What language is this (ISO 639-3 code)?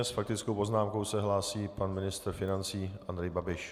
ces